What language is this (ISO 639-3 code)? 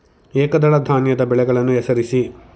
kan